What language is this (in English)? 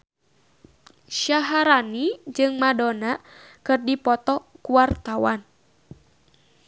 Sundanese